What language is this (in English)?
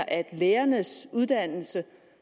Danish